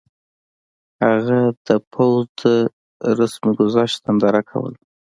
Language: Pashto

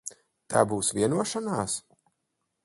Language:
Latvian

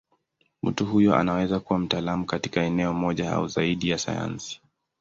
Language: Swahili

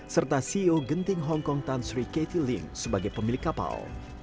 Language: Indonesian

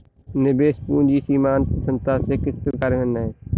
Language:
Hindi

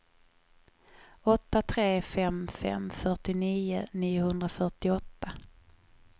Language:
Swedish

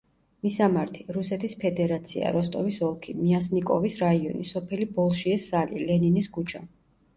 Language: Georgian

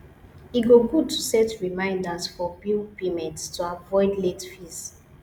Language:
Nigerian Pidgin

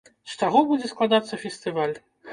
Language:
Belarusian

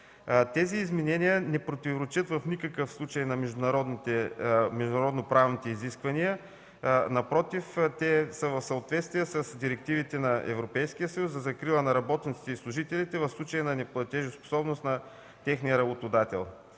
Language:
Bulgarian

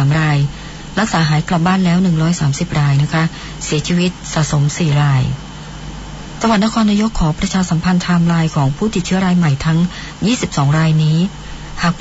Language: Thai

